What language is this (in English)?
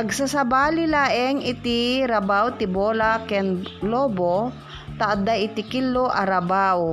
Filipino